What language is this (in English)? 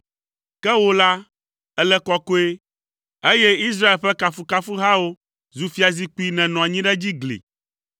Ewe